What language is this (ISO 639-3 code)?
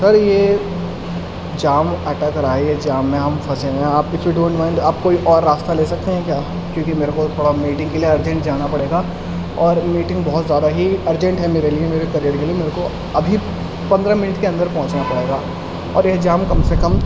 urd